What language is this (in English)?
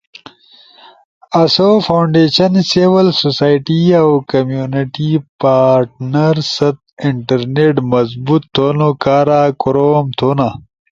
Ushojo